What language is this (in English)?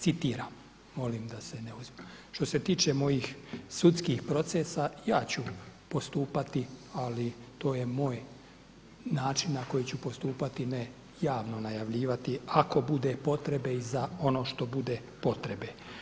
Croatian